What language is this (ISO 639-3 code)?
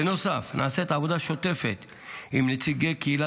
heb